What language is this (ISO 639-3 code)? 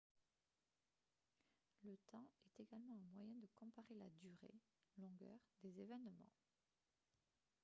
fra